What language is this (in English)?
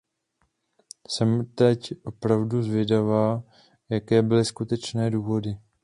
Czech